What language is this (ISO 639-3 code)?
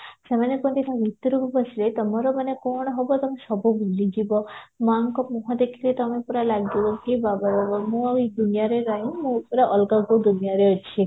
ori